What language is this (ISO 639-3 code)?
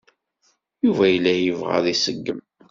kab